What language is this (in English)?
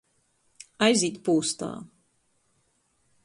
Latgalian